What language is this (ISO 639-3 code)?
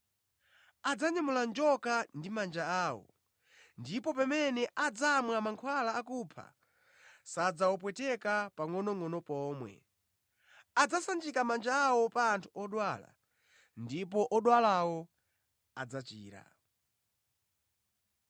nya